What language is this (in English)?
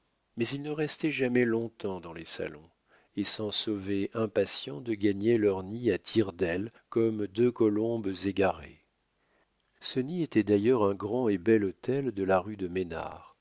French